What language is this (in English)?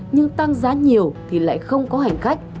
Vietnamese